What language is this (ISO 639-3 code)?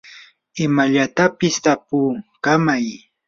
qur